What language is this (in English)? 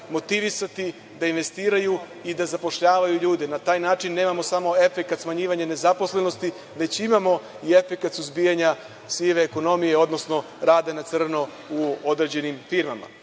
Serbian